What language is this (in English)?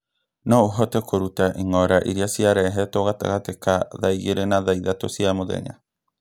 Kikuyu